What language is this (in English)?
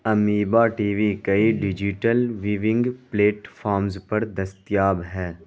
Urdu